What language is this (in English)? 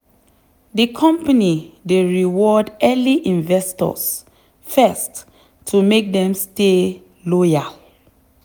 Nigerian Pidgin